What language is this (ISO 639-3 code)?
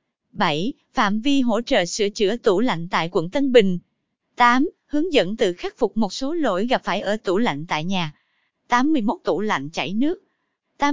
vie